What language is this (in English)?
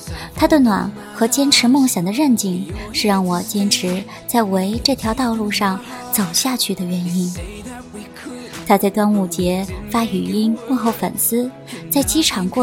Chinese